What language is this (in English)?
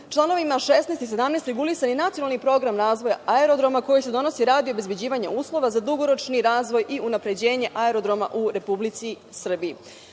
Serbian